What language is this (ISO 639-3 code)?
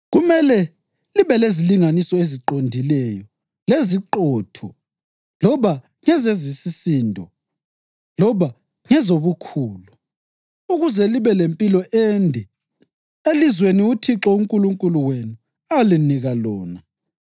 nde